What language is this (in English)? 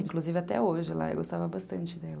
Portuguese